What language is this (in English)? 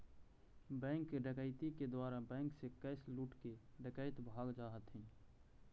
Magahi